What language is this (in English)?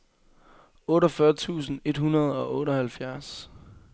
Danish